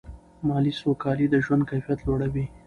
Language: Pashto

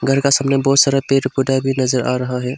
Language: Hindi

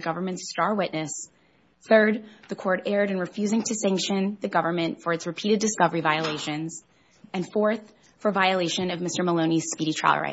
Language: English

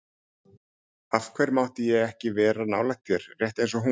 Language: Icelandic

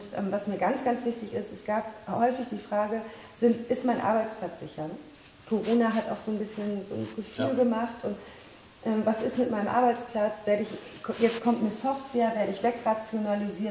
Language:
German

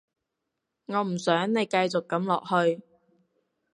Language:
Cantonese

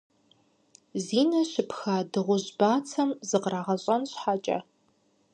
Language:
Kabardian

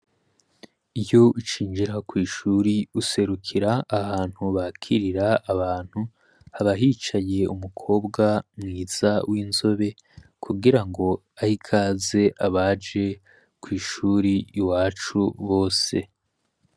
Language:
Rundi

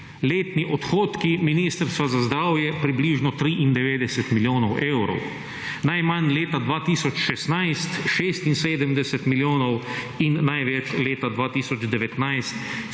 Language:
Slovenian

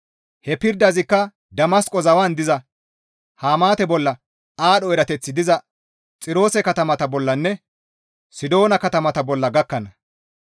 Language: Gamo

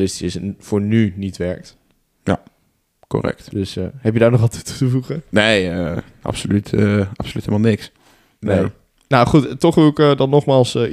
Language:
Dutch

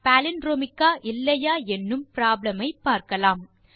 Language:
Tamil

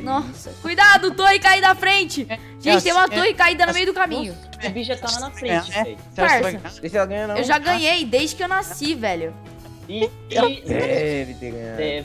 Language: Portuguese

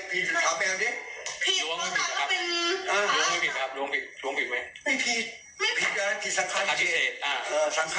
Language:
Thai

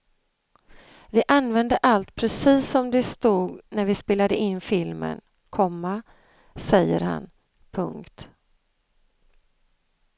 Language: Swedish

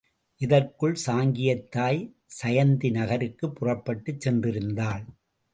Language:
Tamil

